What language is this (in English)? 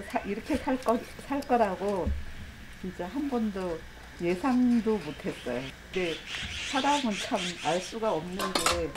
Korean